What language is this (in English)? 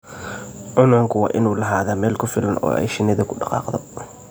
Somali